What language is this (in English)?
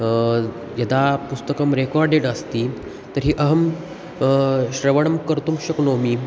Sanskrit